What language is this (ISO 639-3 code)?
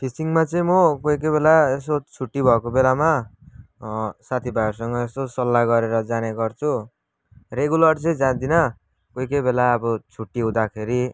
nep